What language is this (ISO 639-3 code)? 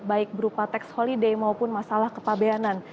ind